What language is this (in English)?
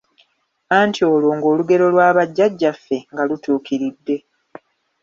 Ganda